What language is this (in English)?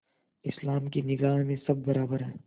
Hindi